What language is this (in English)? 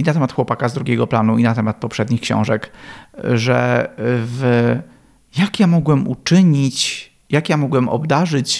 Polish